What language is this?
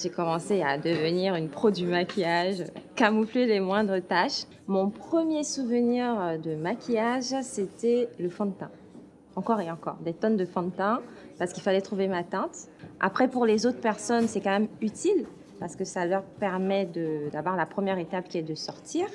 French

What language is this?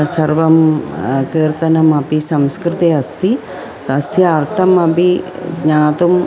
Sanskrit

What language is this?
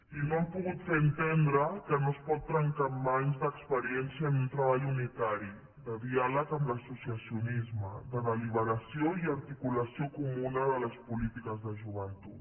Catalan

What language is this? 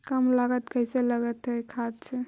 Magahi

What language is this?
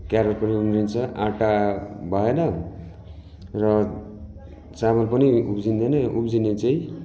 Nepali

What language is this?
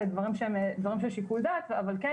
Hebrew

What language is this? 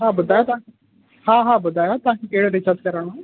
Sindhi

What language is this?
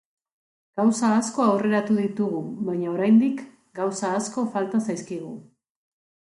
Basque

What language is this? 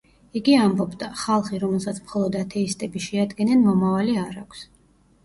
Georgian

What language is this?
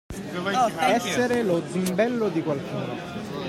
Italian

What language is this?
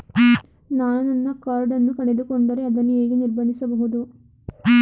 Kannada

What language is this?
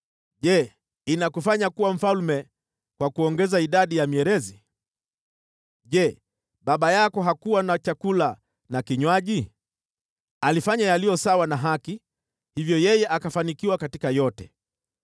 Swahili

